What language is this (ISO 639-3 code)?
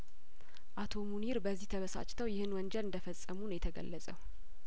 amh